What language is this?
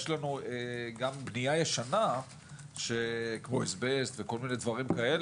Hebrew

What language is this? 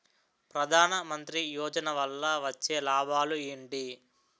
Telugu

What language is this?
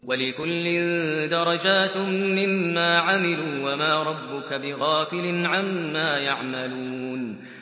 Arabic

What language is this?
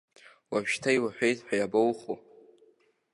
Abkhazian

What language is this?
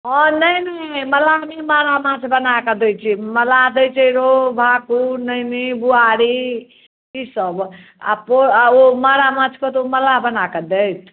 Maithili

